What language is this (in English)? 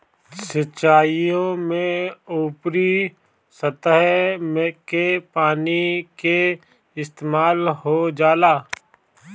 Bhojpuri